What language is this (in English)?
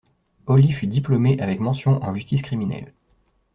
French